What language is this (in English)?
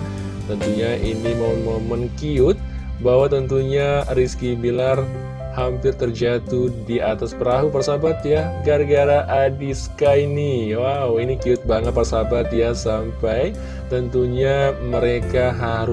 Indonesian